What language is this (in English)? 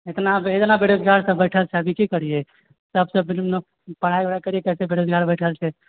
Maithili